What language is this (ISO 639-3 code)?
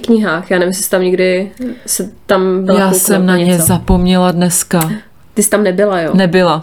ces